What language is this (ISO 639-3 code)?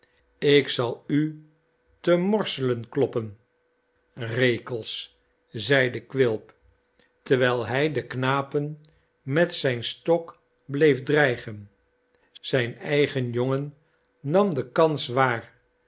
nld